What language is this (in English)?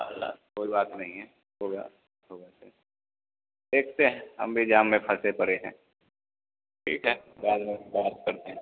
Hindi